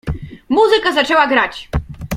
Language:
Polish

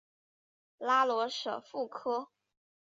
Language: Chinese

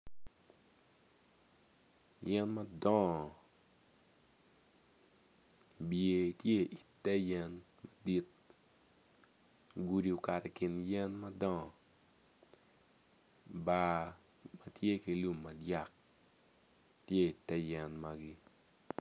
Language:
Acoli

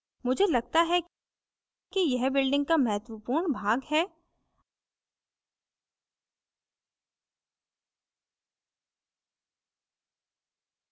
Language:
Hindi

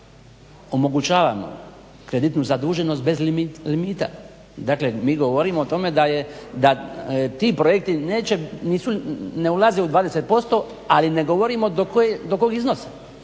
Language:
Croatian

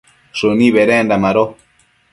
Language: Matsés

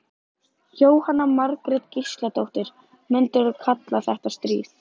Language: Icelandic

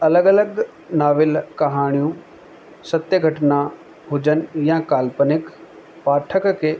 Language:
Sindhi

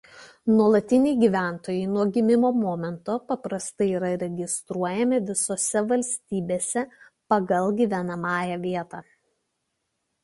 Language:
Lithuanian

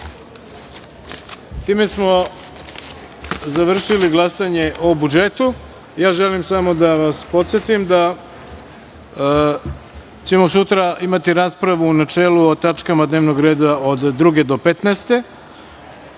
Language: Serbian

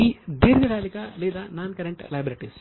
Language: Telugu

